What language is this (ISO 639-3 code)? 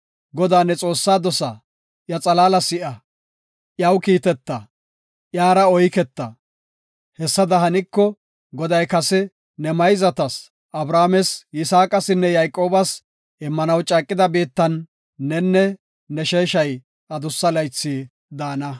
gof